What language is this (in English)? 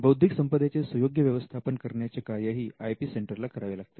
Marathi